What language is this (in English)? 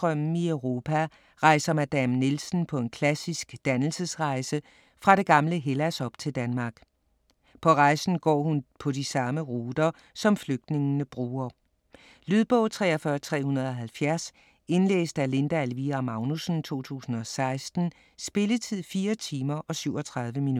Danish